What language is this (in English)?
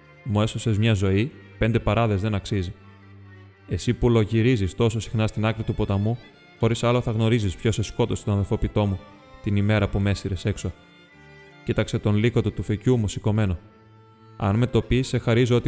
Greek